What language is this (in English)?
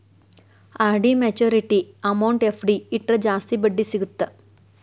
Kannada